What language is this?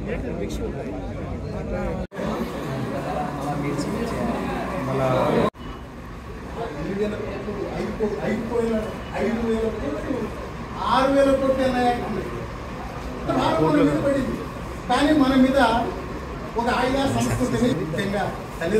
Telugu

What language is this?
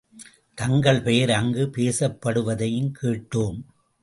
Tamil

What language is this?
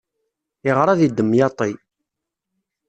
Kabyle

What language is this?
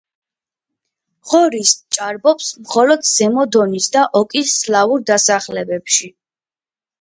Georgian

